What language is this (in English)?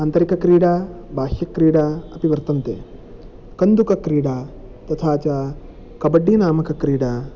Sanskrit